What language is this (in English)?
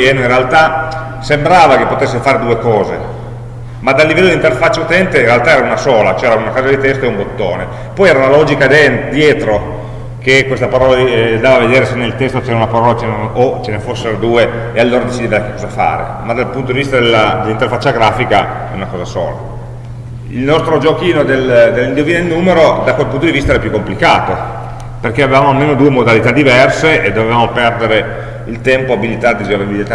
Italian